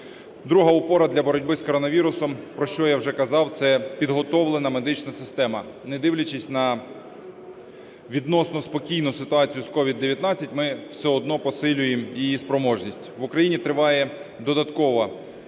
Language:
Ukrainian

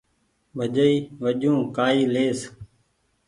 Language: Goaria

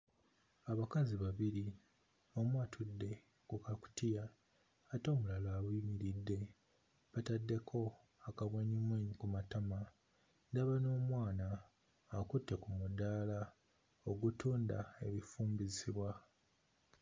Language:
Ganda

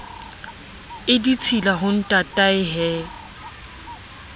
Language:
Southern Sotho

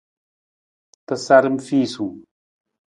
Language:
Nawdm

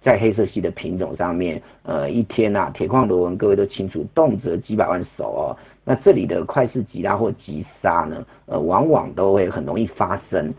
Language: Chinese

